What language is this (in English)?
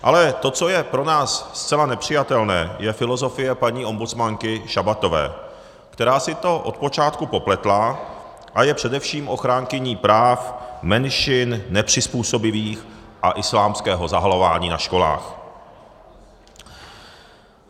Czech